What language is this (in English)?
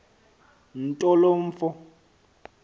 Xhosa